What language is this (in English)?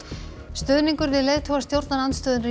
Icelandic